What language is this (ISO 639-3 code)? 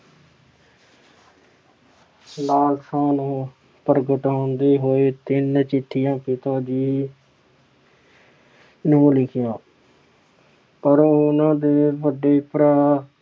pan